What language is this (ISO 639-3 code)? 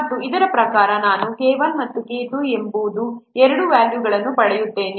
kan